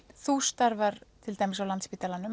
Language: Icelandic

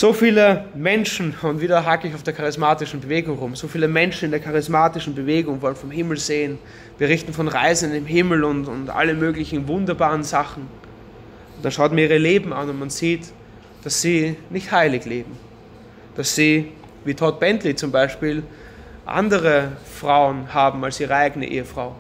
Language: German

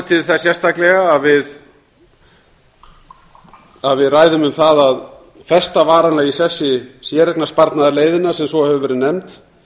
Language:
Icelandic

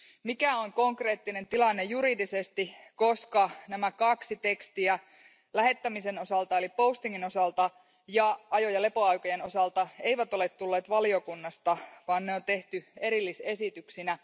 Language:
Finnish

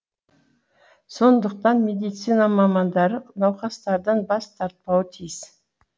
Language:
Kazakh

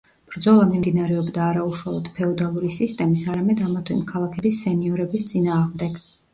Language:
Georgian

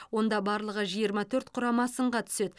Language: Kazakh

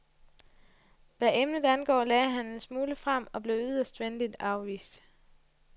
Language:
Danish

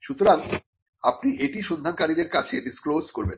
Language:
Bangla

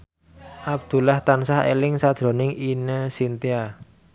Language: Javanese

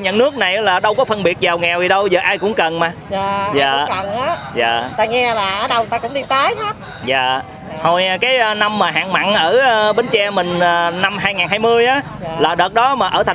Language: Vietnamese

